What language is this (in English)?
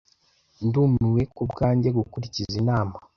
Kinyarwanda